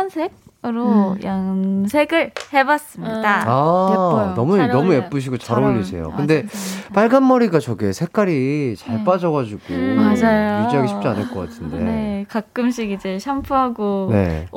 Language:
Korean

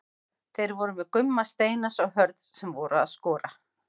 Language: Icelandic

